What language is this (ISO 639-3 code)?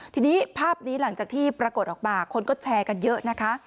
tha